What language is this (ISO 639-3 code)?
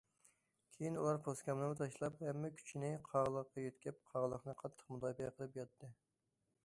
uig